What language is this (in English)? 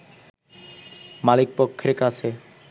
Bangla